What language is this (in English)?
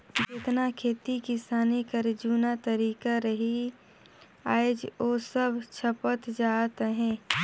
Chhattisgarhi